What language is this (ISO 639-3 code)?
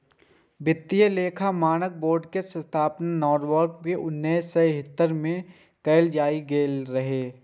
mai